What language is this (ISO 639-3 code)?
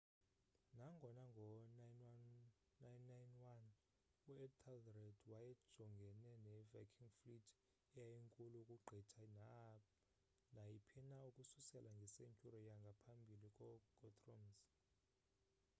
xho